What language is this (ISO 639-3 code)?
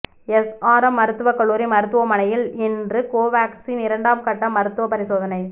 tam